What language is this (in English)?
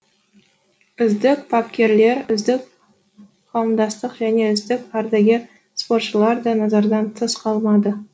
Kazakh